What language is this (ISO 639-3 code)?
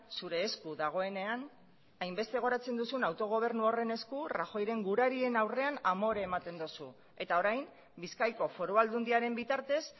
eus